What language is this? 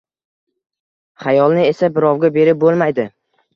Uzbek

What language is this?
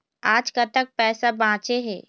Chhattisgarhi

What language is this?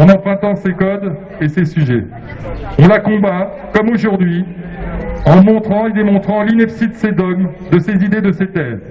French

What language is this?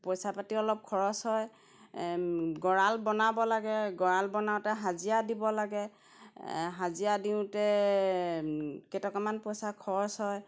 Assamese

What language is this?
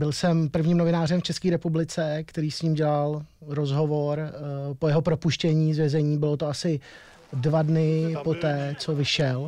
Czech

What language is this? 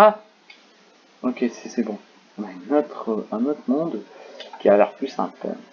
French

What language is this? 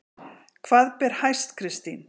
Icelandic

